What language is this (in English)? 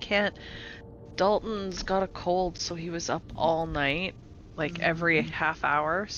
English